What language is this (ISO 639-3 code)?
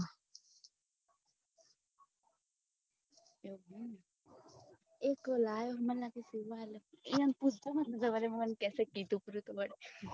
guj